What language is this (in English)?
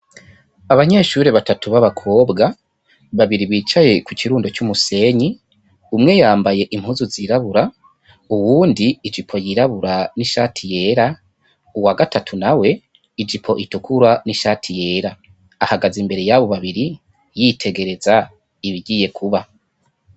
Rundi